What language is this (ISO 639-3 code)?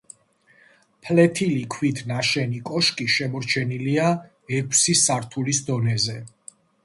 kat